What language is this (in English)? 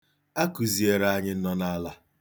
Igbo